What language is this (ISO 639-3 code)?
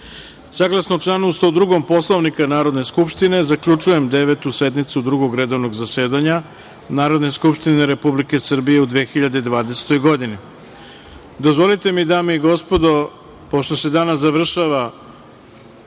srp